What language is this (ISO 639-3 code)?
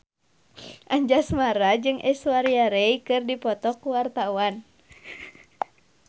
sun